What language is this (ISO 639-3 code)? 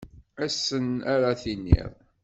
kab